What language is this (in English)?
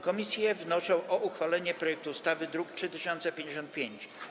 Polish